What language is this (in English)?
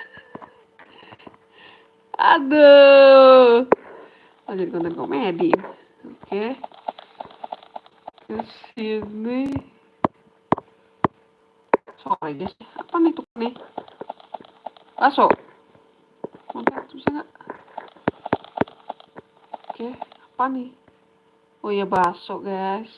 Indonesian